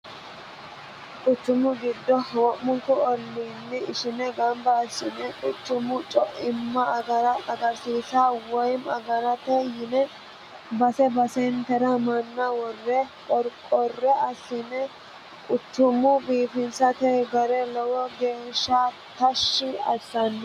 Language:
Sidamo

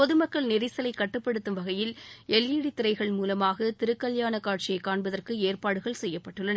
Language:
Tamil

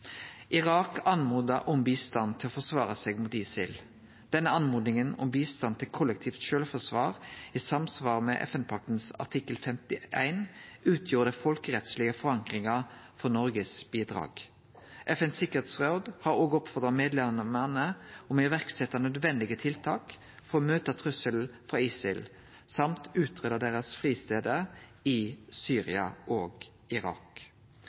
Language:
Norwegian Nynorsk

